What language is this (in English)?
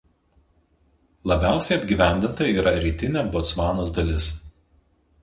Lithuanian